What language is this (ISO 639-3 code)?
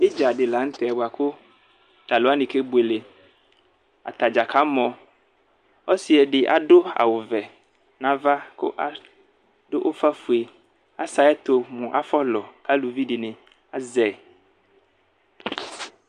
kpo